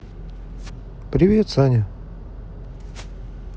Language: Russian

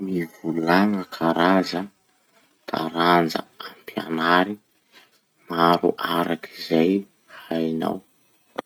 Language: Masikoro Malagasy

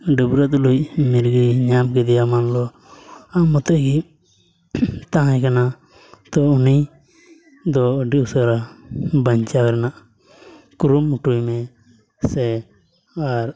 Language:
Santali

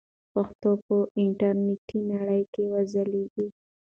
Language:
Pashto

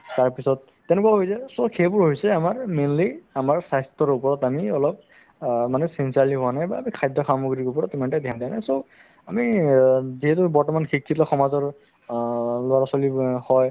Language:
Assamese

